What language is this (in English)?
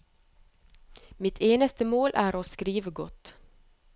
Norwegian